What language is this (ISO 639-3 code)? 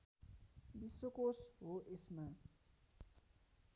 nep